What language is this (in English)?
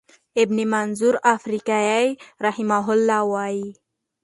Pashto